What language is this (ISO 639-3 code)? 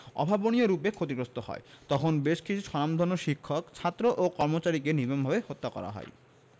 ben